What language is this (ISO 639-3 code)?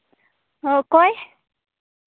sat